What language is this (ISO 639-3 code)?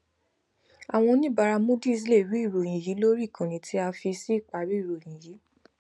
yor